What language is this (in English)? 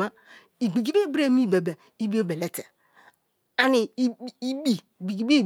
Kalabari